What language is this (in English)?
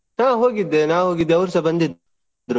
Kannada